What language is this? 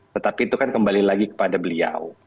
Indonesian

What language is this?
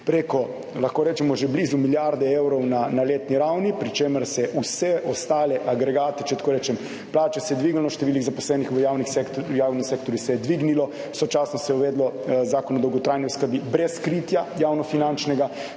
Slovenian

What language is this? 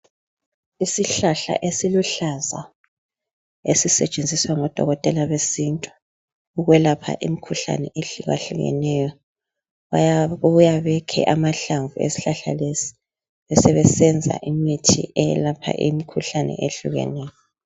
North Ndebele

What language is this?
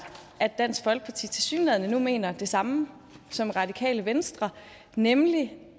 Danish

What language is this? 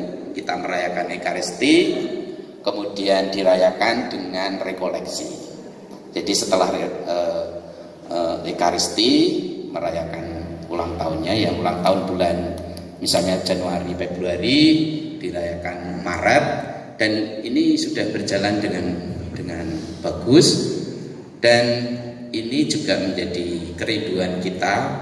Indonesian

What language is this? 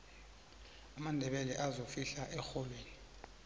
South Ndebele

